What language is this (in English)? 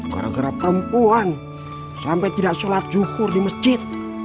Indonesian